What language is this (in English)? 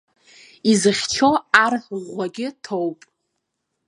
Abkhazian